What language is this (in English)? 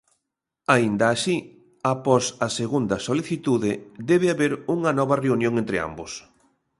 Galician